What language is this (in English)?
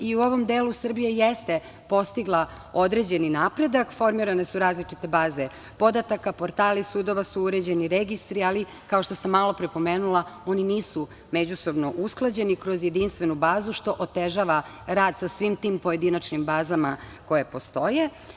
Serbian